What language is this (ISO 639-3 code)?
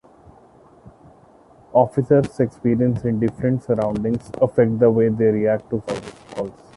eng